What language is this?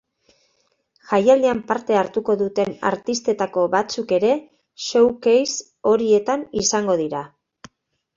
Basque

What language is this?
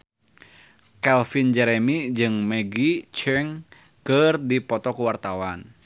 Sundanese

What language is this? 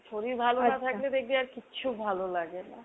Bangla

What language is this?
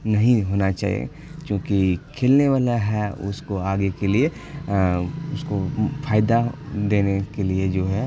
Urdu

